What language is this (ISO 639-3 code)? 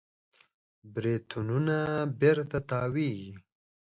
pus